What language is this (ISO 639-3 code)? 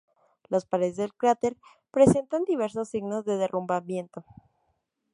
spa